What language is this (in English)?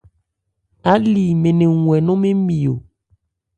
Ebrié